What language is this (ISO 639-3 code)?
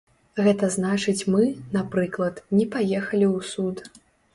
bel